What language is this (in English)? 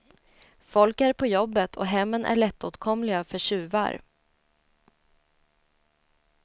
Swedish